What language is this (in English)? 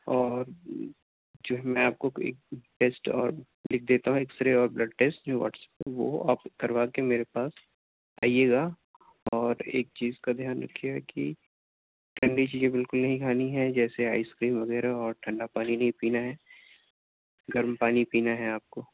Urdu